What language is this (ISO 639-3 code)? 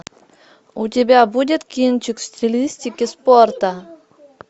rus